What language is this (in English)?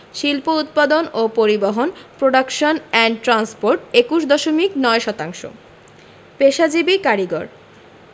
Bangla